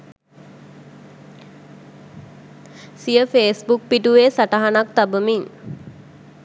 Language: Sinhala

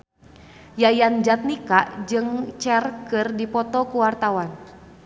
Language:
Sundanese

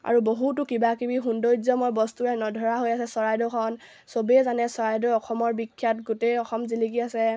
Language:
Assamese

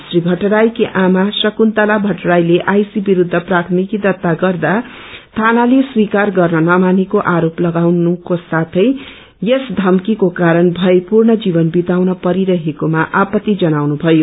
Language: Nepali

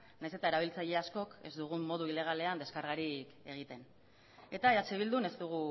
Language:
Basque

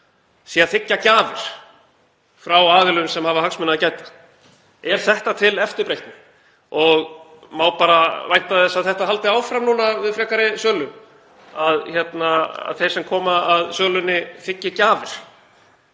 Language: Icelandic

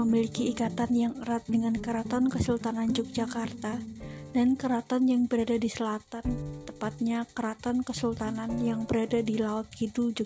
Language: Indonesian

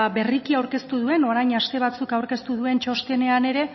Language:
Basque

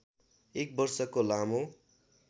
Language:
Nepali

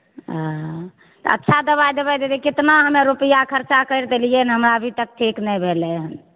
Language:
Maithili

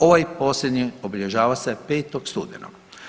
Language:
Croatian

